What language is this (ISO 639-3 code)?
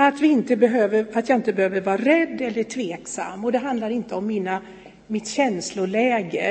swe